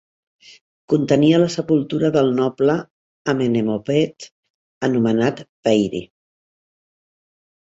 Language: Catalan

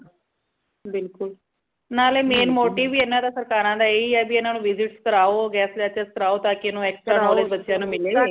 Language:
Punjabi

